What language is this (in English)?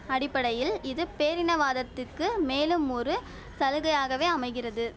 Tamil